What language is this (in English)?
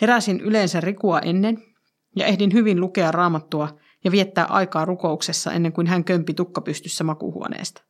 Finnish